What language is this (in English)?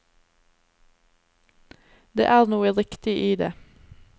Norwegian